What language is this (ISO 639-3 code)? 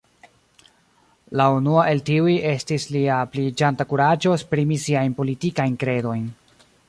epo